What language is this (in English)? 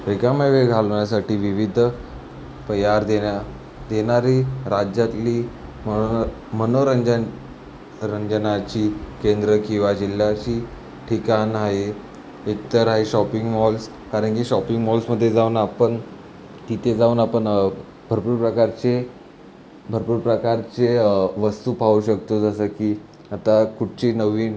Marathi